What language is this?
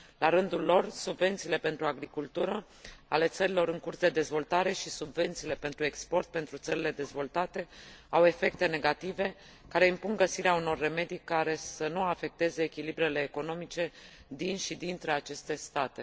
Romanian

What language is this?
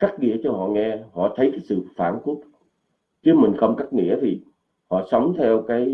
Vietnamese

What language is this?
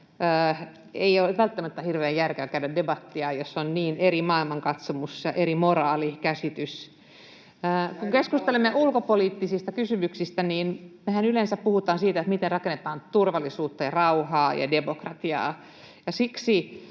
Finnish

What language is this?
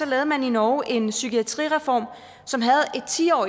Danish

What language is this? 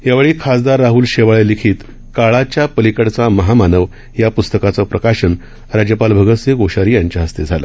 Marathi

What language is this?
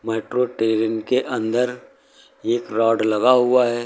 Hindi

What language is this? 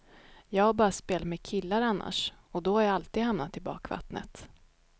Swedish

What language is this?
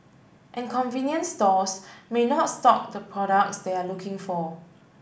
English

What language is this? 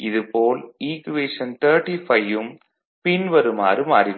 Tamil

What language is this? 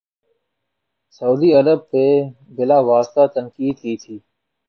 Urdu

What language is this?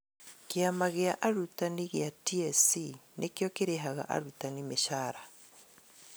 Kikuyu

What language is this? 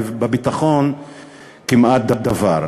Hebrew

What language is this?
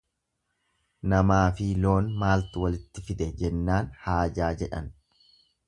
Oromo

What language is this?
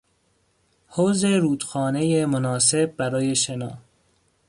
Persian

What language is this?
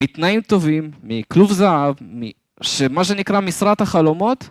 Hebrew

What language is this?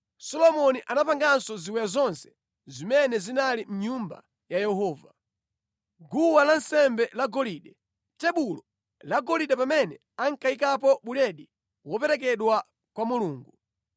Nyanja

